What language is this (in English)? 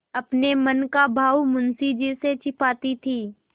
Hindi